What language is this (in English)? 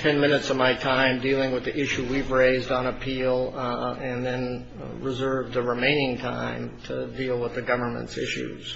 English